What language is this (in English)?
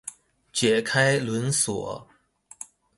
Chinese